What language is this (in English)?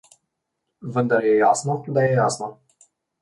Slovenian